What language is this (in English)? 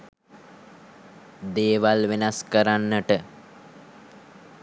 Sinhala